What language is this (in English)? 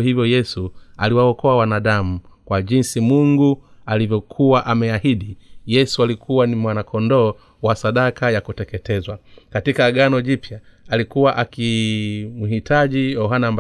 Swahili